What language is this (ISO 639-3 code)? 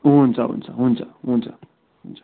nep